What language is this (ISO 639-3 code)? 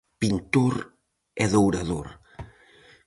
glg